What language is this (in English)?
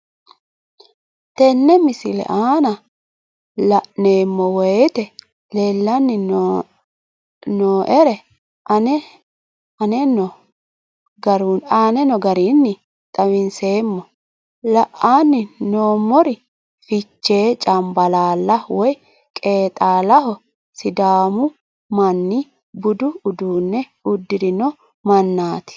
Sidamo